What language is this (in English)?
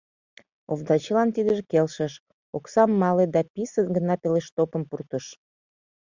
Mari